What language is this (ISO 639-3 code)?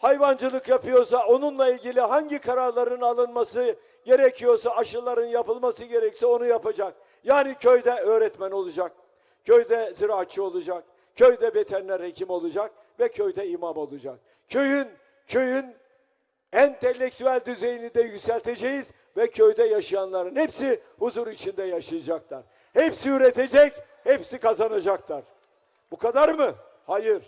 tur